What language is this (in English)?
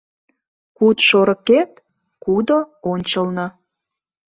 Mari